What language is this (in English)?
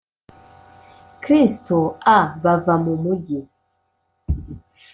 Kinyarwanda